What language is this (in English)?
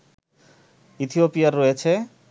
Bangla